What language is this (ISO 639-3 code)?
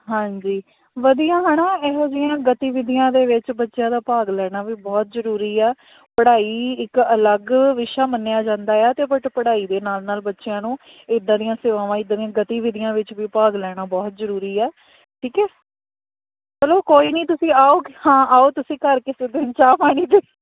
pan